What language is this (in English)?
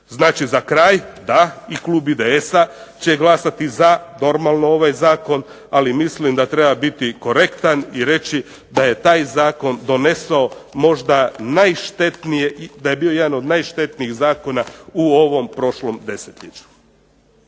Croatian